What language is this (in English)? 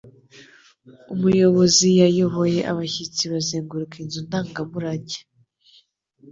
Kinyarwanda